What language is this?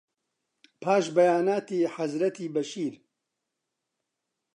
Central Kurdish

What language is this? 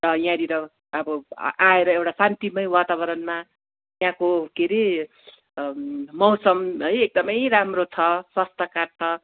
Nepali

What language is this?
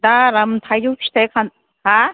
Bodo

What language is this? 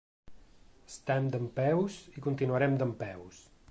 Catalan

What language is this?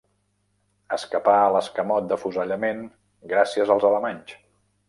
Catalan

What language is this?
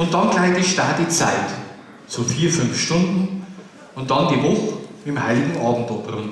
German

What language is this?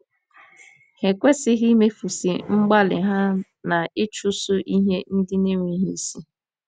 Igbo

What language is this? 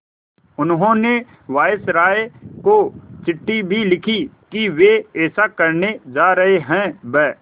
Hindi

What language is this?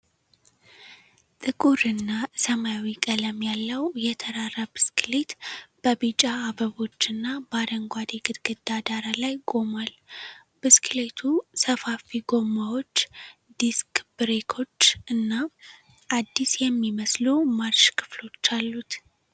Amharic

